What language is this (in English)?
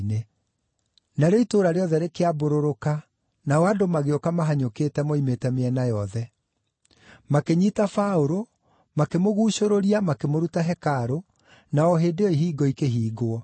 Kikuyu